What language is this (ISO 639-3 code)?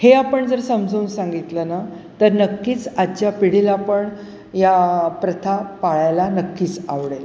mar